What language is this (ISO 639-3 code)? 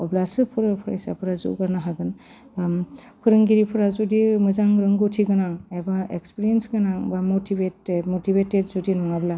brx